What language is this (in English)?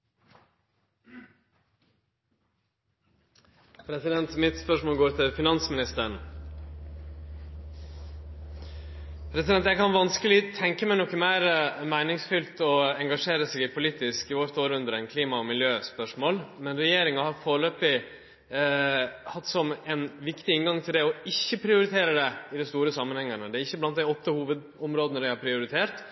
Norwegian